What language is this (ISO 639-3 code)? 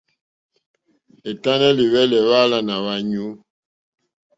bri